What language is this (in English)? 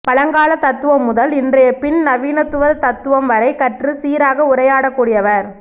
Tamil